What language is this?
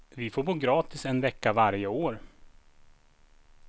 Swedish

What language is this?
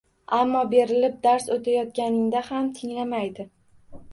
Uzbek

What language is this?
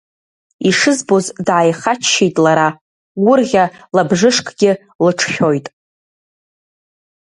Abkhazian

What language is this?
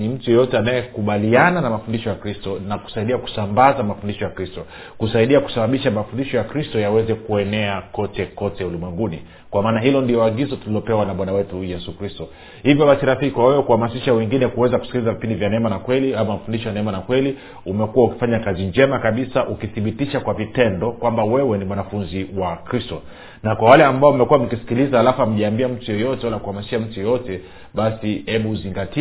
Swahili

